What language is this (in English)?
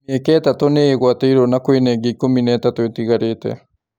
Kikuyu